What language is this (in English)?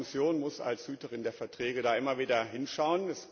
German